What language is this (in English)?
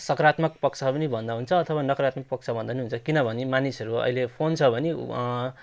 Nepali